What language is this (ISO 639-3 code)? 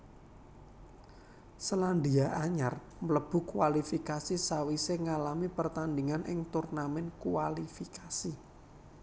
jav